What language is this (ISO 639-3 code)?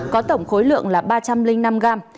vie